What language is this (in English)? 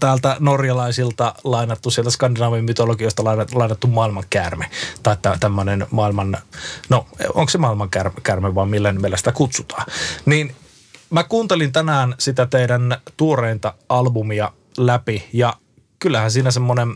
Finnish